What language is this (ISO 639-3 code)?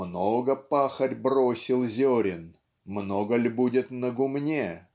rus